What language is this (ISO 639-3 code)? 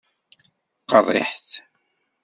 kab